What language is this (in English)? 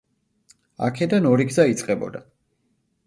Georgian